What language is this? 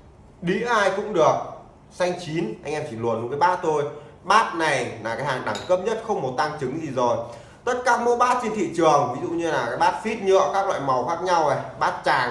Vietnamese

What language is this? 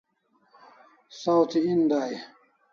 Kalasha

